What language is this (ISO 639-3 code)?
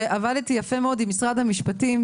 heb